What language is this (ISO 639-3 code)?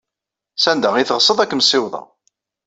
kab